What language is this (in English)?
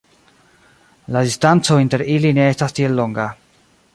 Esperanto